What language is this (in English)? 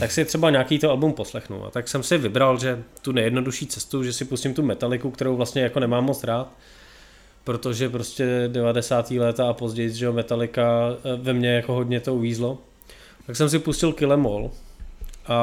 Czech